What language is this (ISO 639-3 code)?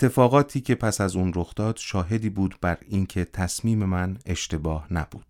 fas